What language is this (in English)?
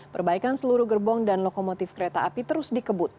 Indonesian